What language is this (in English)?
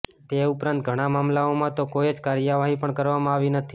Gujarati